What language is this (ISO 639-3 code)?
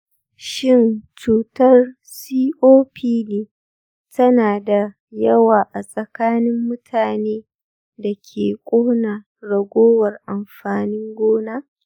hau